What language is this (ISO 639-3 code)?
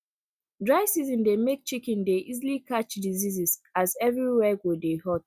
pcm